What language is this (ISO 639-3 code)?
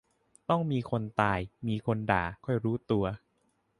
tha